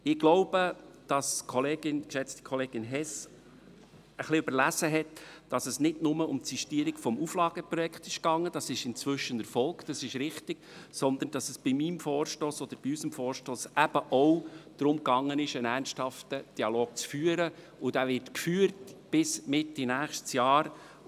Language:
Swiss German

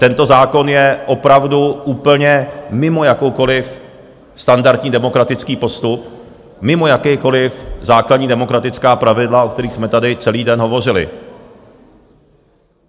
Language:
Czech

